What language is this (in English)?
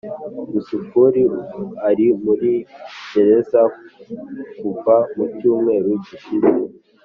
Kinyarwanda